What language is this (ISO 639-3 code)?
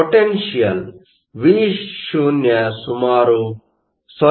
kan